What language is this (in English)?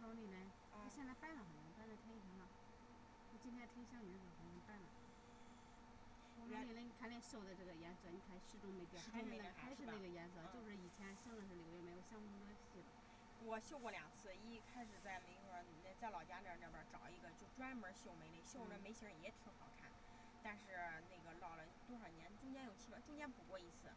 Chinese